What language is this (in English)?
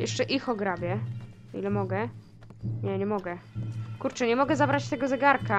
Polish